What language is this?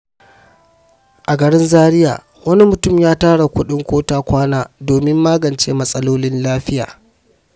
Hausa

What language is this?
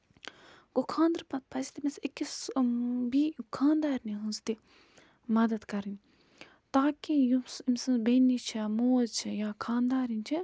Kashmiri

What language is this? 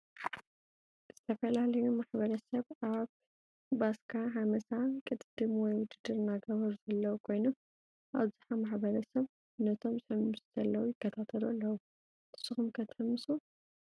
Tigrinya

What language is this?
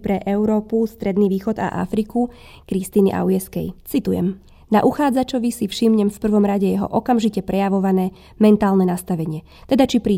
Slovak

